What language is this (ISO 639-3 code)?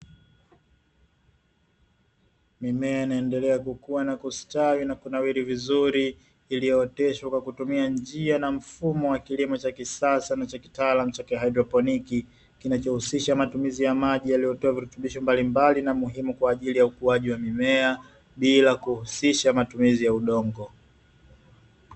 swa